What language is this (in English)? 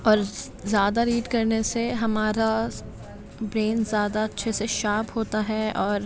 Urdu